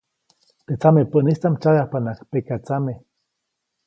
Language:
Copainalá Zoque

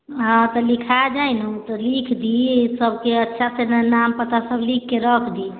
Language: Maithili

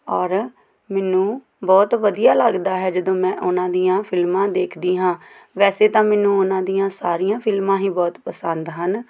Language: Punjabi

